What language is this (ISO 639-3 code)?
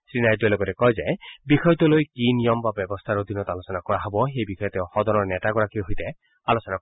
asm